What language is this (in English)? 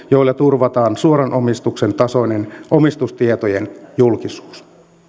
Finnish